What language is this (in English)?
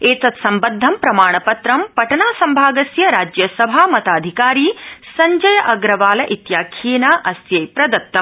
Sanskrit